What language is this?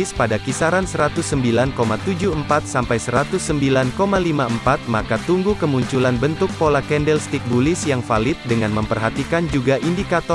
Indonesian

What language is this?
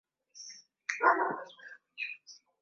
Swahili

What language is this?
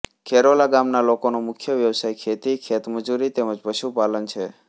Gujarati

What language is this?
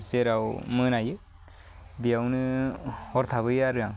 Bodo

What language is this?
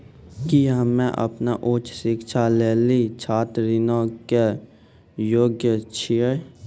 Maithili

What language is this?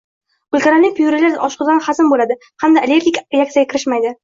Uzbek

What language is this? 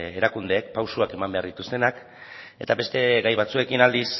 Basque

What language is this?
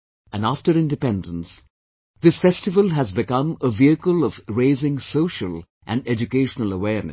English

